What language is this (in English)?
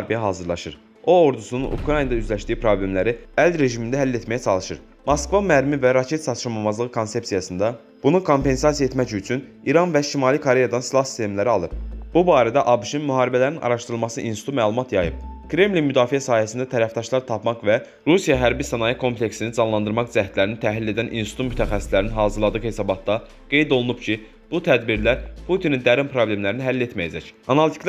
Turkish